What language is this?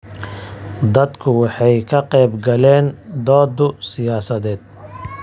Somali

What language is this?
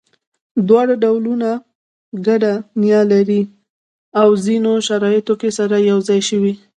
Pashto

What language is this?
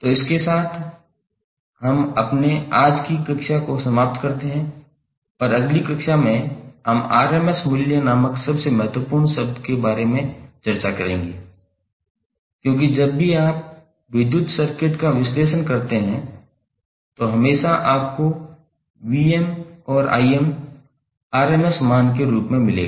Hindi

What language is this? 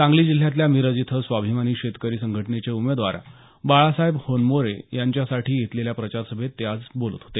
Marathi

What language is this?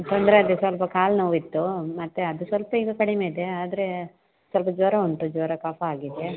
Kannada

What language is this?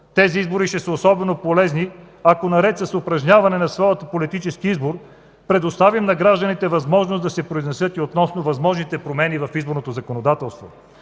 Bulgarian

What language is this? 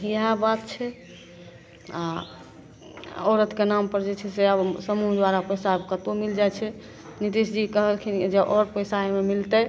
Maithili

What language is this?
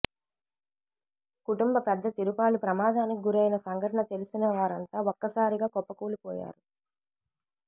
Telugu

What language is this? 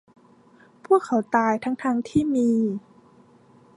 Thai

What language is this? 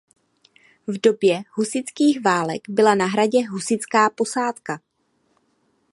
Czech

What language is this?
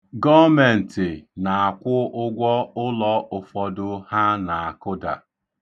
Igbo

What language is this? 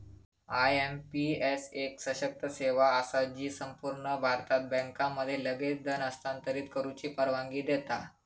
Marathi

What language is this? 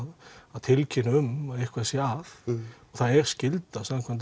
Icelandic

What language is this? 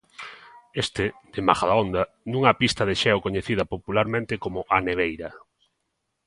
Galician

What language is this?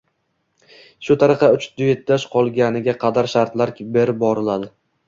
Uzbek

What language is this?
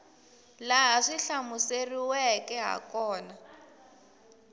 Tsonga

